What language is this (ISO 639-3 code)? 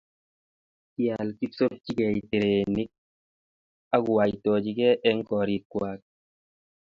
kln